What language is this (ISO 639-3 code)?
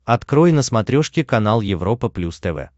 rus